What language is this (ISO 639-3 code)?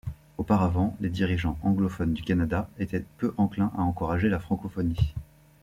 fra